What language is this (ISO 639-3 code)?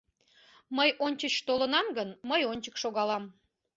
chm